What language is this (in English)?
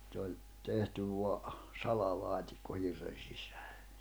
Finnish